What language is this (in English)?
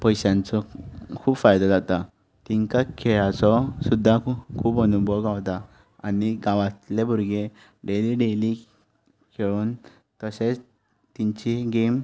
Konkani